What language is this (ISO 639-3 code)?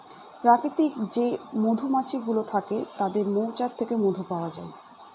ben